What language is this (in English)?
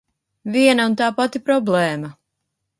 Latvian